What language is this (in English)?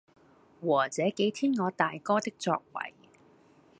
Cantonese